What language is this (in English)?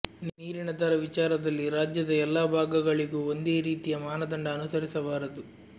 Kannada